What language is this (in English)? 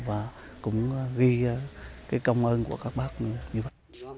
Vietnamese